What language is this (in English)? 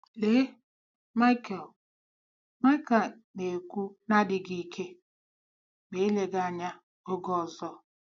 Igbo